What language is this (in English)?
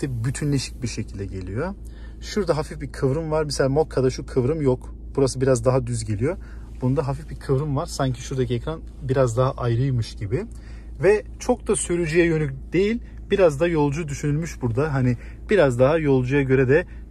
Turkish